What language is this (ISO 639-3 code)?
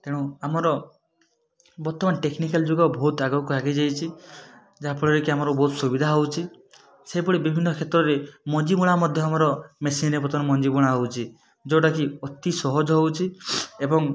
ori